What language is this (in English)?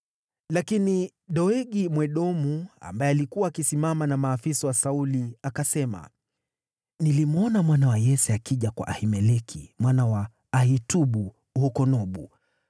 Swahili